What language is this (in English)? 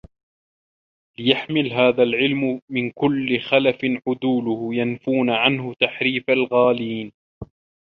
Arabic